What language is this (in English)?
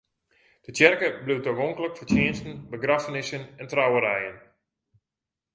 Western Frisian